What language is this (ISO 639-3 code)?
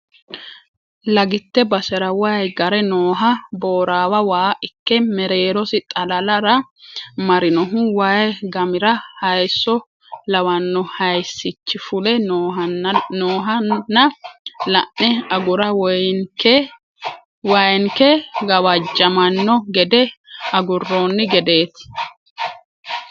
sid